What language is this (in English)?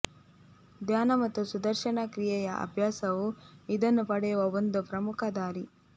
Kannada